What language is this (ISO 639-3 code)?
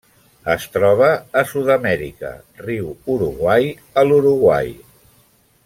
cat